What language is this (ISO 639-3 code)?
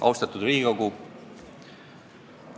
est